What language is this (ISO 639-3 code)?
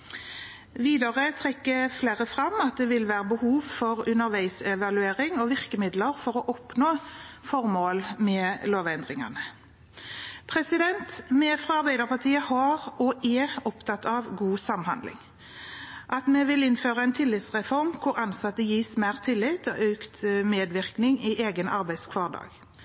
nob